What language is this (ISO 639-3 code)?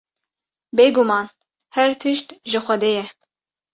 kur